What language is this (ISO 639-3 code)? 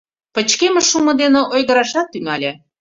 chm